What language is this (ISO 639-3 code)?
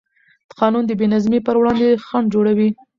pus